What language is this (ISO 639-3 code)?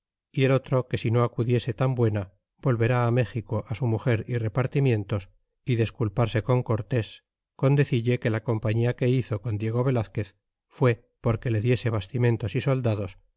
spa